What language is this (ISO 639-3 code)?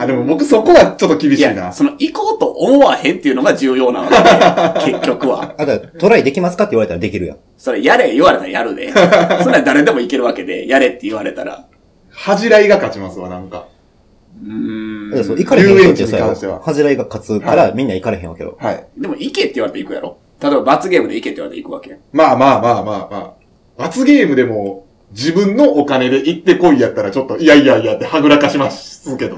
jpn